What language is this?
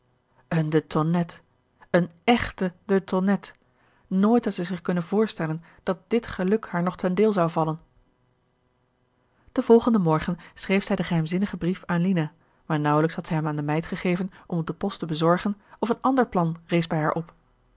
Dutch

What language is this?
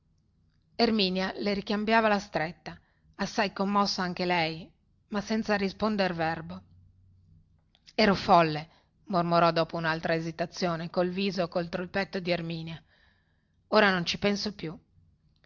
Italian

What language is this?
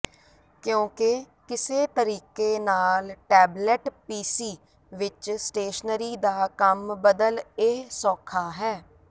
Punjabi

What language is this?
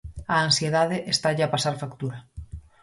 Galician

